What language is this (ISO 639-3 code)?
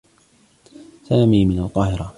ara